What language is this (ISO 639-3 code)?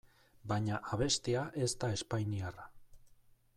eus